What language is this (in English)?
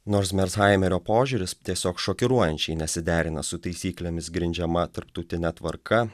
Lithuanian